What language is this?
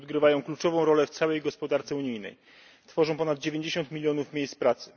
Polish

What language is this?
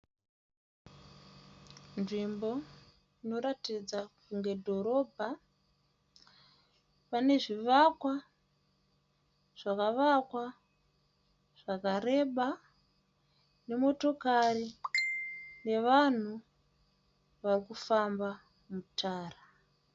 Shona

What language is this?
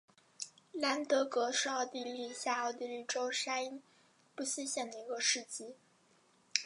Chinese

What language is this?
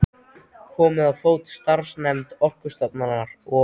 Icelandic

